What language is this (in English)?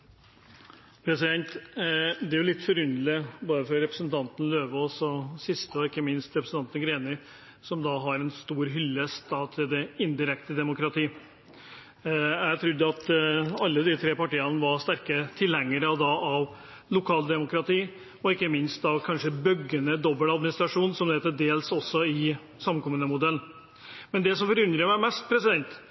Norwegian Bokmål